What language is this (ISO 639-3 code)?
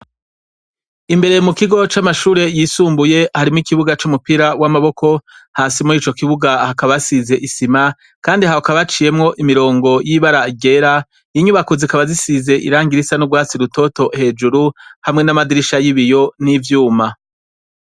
run